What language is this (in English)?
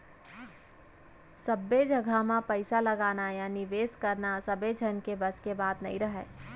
Chhattisgarhi